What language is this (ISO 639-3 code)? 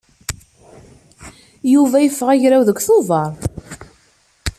kab